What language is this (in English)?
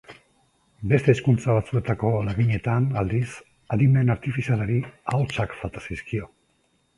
Basque